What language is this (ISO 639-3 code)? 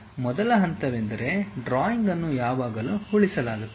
kan